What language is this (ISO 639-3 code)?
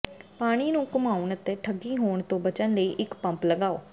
pan